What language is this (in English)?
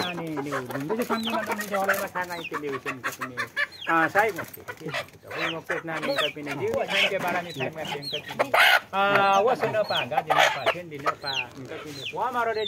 Thai